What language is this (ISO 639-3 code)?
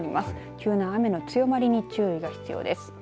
jpn